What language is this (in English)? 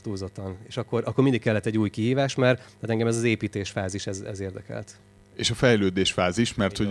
Hungarian